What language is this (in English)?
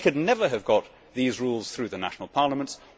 English